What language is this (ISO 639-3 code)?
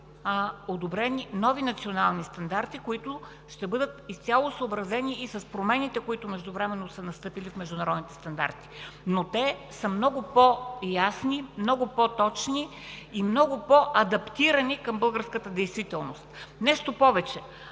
bul